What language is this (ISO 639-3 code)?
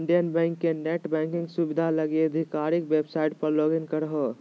mag